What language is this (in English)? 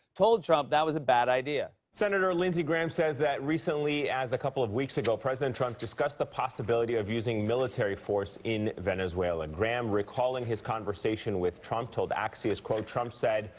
English